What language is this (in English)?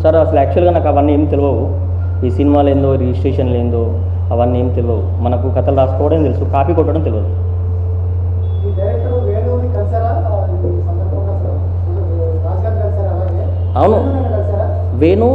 Indonesian